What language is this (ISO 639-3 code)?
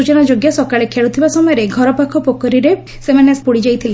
ori